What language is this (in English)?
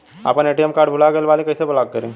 Bhojpuri